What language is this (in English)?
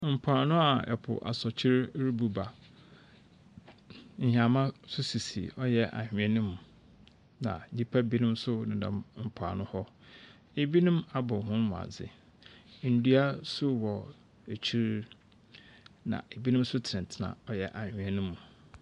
Akan